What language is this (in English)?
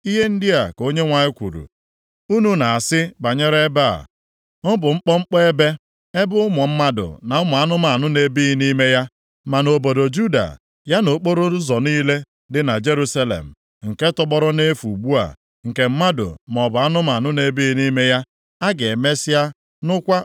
Igbo